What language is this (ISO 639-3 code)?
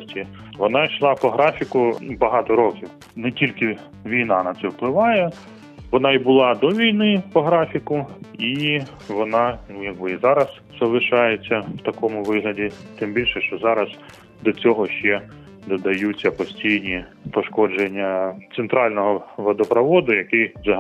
ukr